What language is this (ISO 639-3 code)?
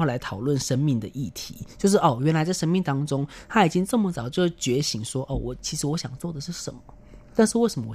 zho